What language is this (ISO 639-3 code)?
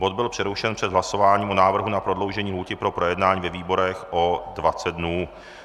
ces